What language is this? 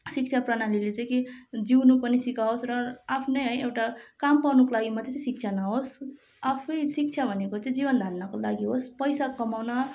Nepali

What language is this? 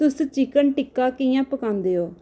Dogri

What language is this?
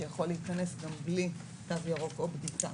Hebrew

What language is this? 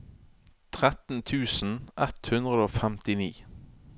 Norwegian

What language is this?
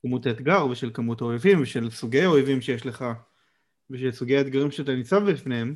Hebrew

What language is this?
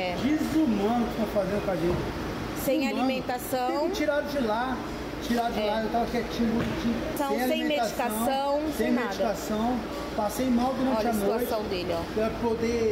Portuguese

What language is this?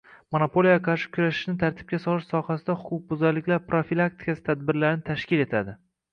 Uzbek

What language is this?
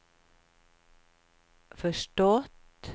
Swedish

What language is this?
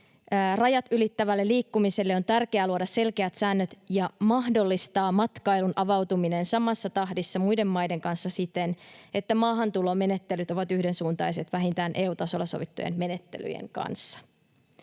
Finnish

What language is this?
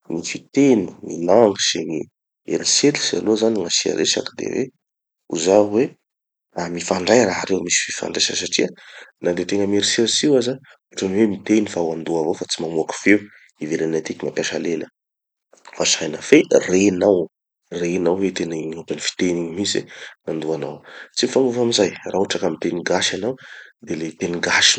Tanosy Malagasy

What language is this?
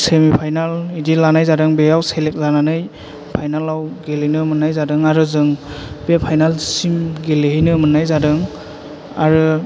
Bodo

